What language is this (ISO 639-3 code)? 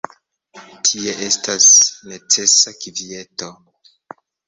epo